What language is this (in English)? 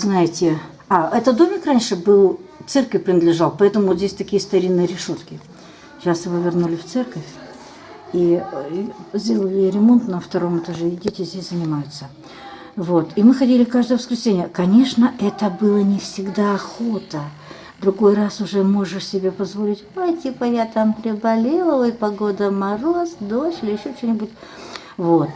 Russian